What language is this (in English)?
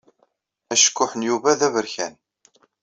Kabyle